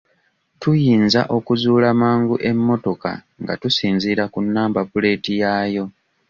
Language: Ganda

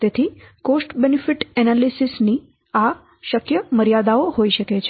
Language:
Gujarati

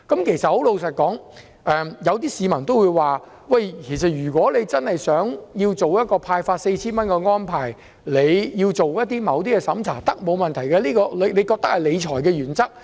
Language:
Cantonese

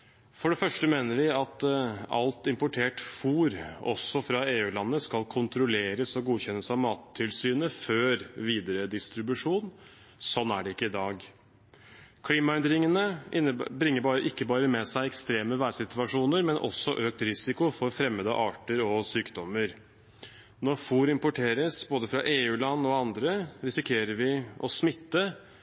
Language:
Norwegian Bokmål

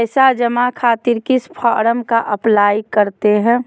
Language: Magahi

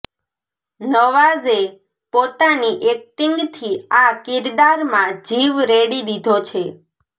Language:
Gujarati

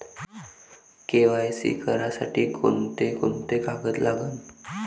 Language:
Marathi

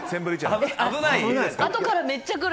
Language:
Japanese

